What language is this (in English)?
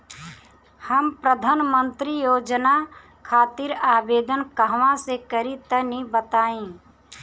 Bhojpuri